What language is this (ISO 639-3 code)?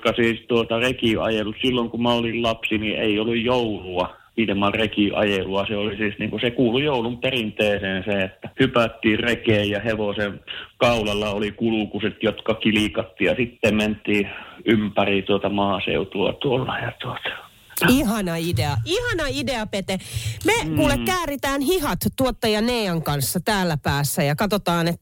fin